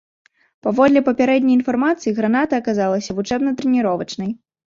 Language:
Belarusian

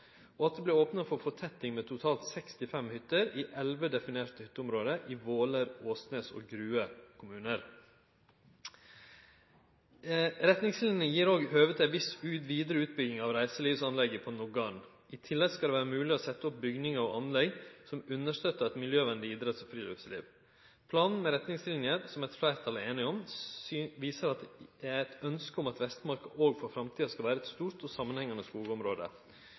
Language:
Norwegian Nynorsk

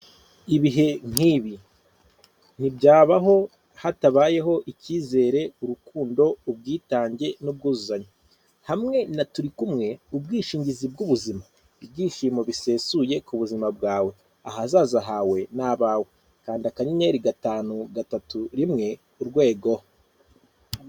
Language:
Kinyarwanda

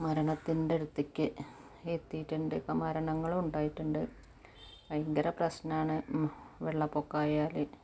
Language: Malayalam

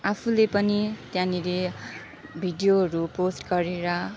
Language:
Nepali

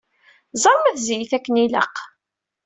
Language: Kabyle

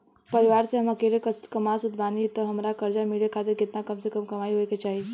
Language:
Bhojpuri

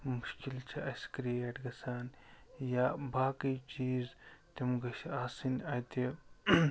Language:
Kashmiri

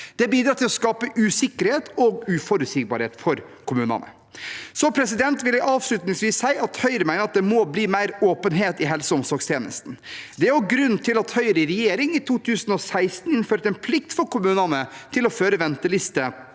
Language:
Norwegian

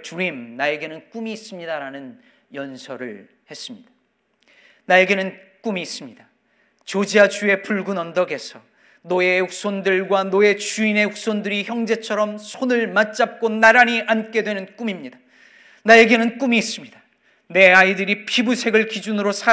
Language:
Korean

